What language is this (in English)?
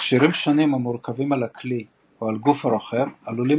Hebrew